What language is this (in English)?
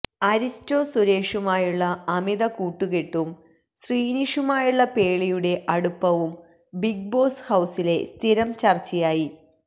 Malayalam